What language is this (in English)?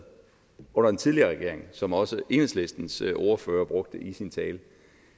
Danish